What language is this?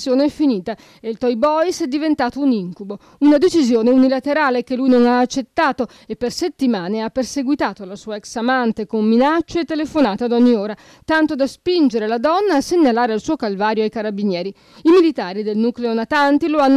Italian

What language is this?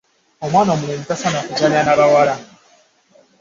Ganda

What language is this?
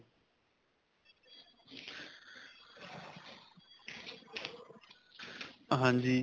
Punjabi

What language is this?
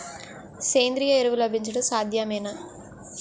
Telugu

